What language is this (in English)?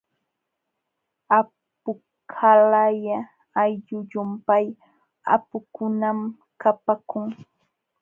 Jauja Wanca Quechua